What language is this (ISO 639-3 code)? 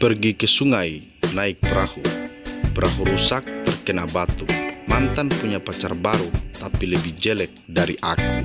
ind